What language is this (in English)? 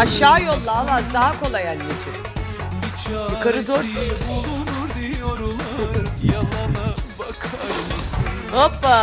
Turkish